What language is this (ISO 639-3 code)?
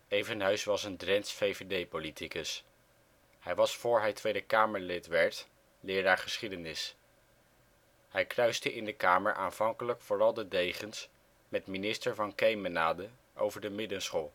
nld